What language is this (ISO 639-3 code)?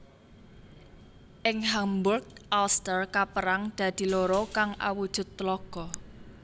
jav